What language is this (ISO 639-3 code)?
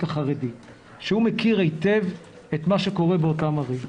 heb